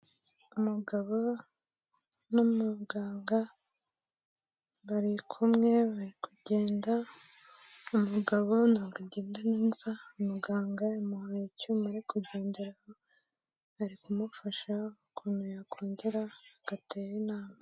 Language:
Kinyarwanda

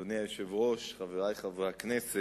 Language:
Hebrew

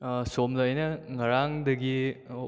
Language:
Manipuri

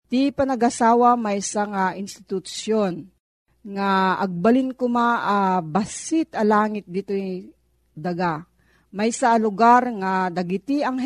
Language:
Filipino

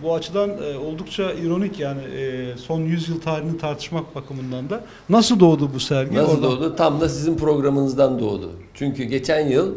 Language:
Turkish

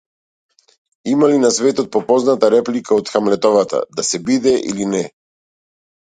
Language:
Macedonian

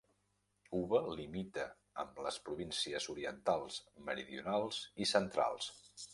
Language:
Catalan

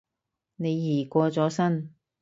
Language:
Cantonese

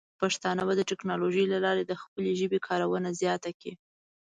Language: Pashto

